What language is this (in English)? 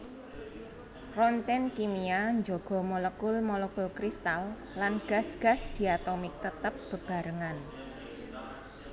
Javanese